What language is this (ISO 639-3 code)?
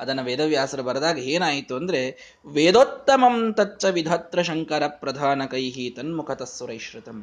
kan